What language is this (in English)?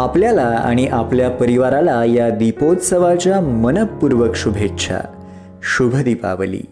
Marathi